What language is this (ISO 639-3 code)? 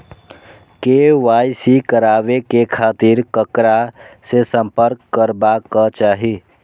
mai